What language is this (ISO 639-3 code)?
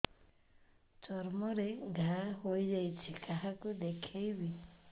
ori